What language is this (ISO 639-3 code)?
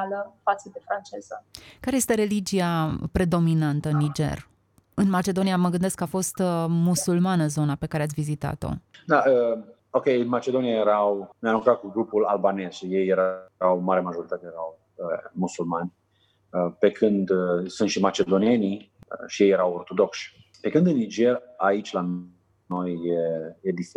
ron